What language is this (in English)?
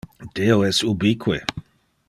Interlingua